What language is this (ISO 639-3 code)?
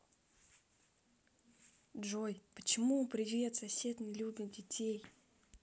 rus